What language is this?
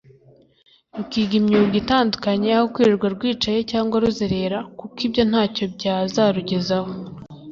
Kinyarwanda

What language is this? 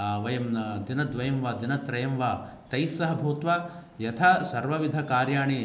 Sanskrit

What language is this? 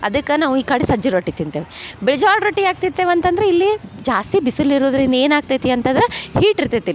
Kannada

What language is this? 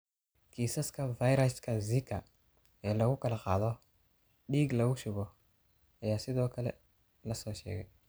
Somali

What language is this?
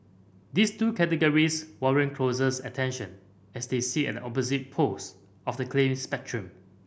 English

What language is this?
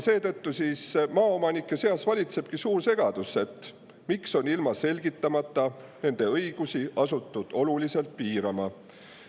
Estonian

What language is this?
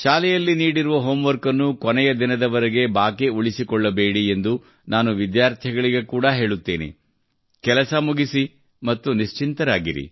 Kannada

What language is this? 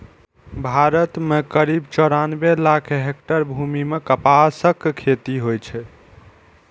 Maithili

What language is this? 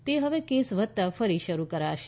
Gujarati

